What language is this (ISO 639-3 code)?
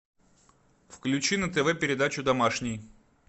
rus